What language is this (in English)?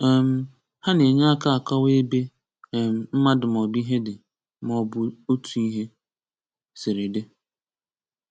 Igbo